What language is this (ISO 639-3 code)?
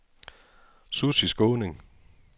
dan